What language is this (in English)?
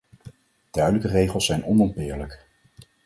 Dutch